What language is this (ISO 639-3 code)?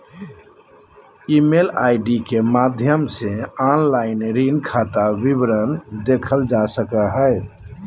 mag